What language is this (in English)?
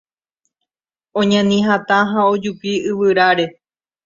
Guarani